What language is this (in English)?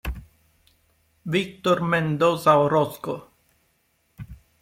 Italian